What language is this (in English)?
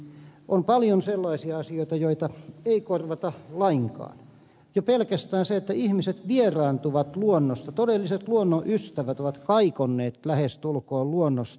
Finnish